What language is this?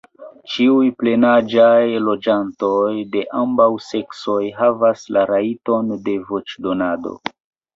Esperanto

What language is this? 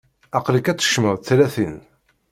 Kabyle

